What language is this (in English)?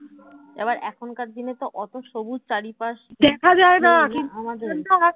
Bangla